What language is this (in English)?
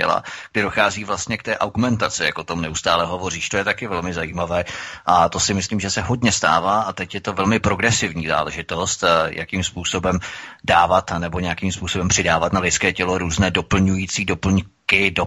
Czech